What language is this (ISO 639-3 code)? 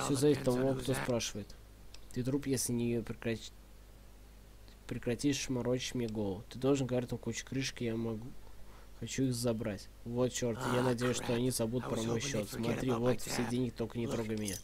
rus